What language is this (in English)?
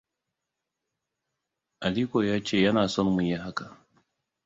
Hausa